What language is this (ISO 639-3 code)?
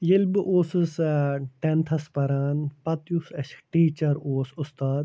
kas